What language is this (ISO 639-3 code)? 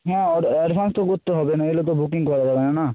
ben